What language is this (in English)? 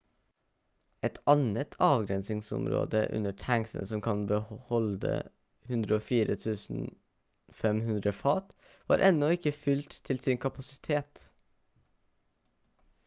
Norwegian Bokmål